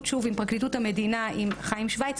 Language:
Hebrew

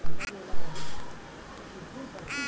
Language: Bhojpuri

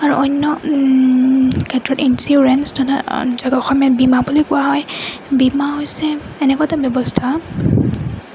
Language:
Assamese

